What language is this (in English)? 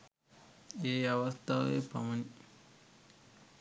Sinhala